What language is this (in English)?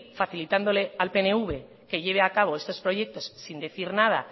Spanish